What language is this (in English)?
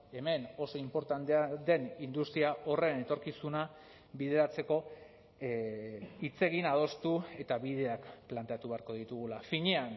Basque